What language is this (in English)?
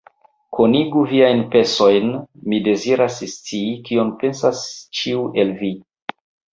Esperanto